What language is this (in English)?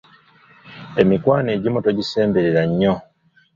Ganda